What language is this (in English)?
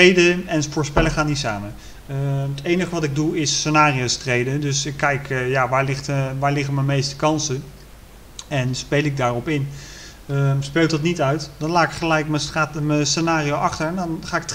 Dutch